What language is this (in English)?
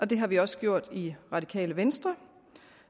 Danish